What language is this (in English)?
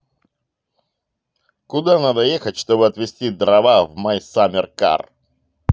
Russian